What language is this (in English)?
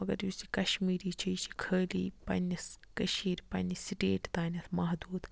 Kashmiri